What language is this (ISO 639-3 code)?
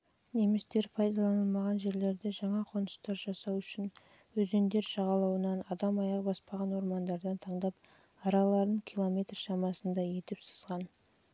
kaz